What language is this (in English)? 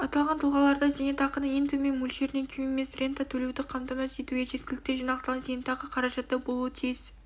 Kazakh